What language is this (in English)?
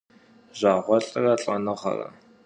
Kabardian